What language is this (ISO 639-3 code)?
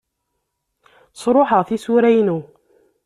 kab